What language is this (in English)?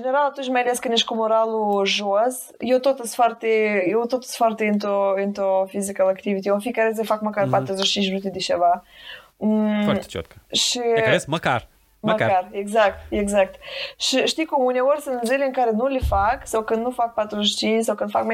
Romanian